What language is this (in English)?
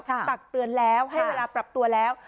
Thai